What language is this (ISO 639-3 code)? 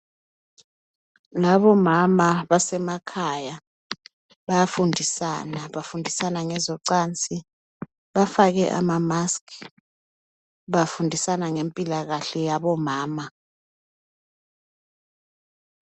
nde